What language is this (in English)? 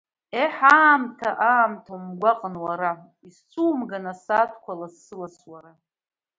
Abkhazian